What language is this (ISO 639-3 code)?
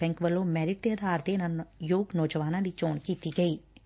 pan